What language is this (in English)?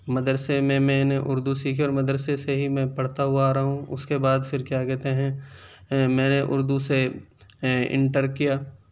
Urdu